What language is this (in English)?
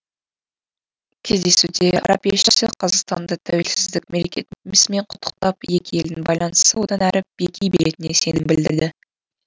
Kazakh